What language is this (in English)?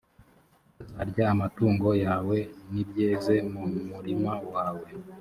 Kinyarwanda